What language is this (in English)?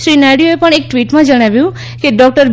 Gujarati